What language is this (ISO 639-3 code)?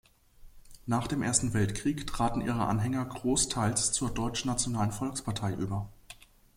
deu